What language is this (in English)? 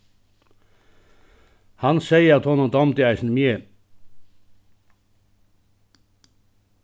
Faroese